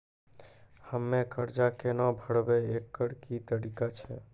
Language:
Maithili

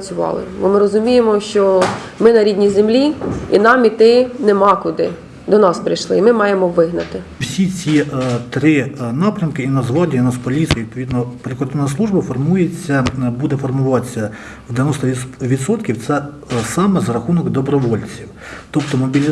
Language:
Ukrainian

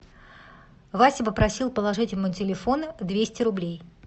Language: Russian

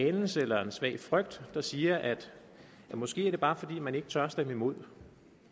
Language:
Danish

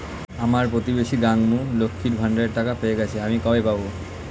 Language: Bangla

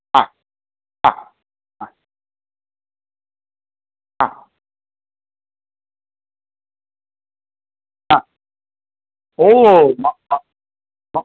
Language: Sanskrit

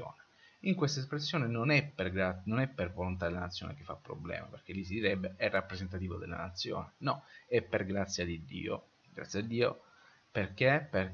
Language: Italian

